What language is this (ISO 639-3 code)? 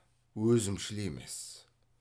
kaz